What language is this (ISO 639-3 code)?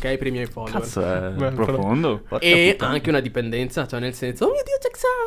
ita